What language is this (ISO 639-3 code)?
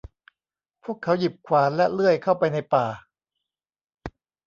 tha